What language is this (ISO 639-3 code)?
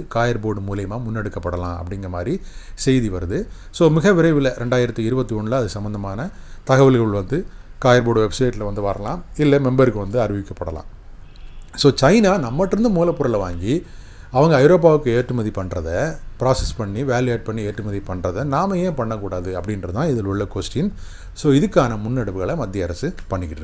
tam